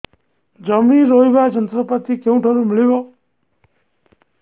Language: Odia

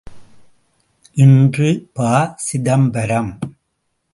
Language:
Tamil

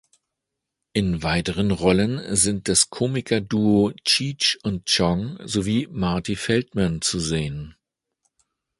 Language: German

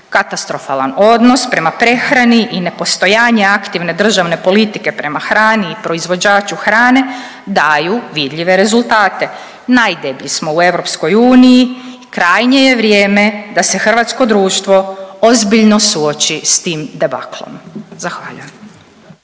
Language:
Croatian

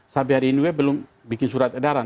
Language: Indonesian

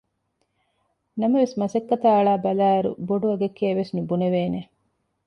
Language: Divehi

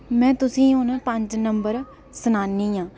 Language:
Dogri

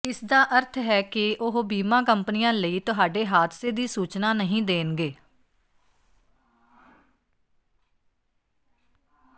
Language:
Punjabi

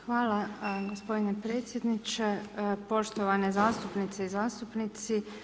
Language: Croatian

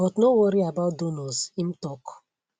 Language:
Nigerian Pidgin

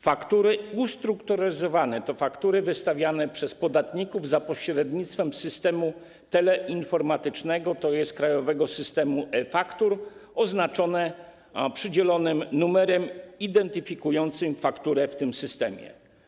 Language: Polish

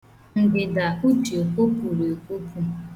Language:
Igbo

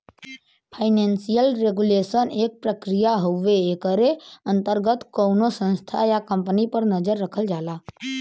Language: Bhojpuri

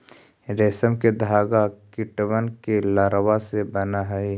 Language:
Magahi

